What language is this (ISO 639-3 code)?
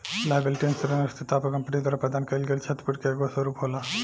bho